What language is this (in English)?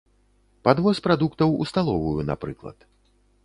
Belarusian